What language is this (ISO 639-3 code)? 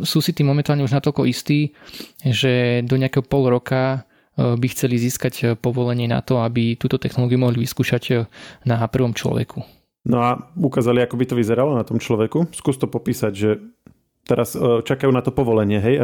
slk